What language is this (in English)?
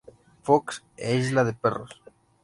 Spanish